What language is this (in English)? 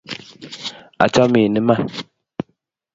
Kalenjin